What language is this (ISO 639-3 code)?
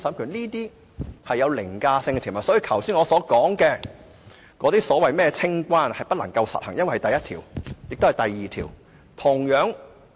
yue